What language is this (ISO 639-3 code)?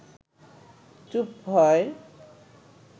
ben